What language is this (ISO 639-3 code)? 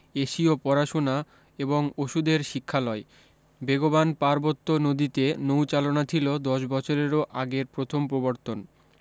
ben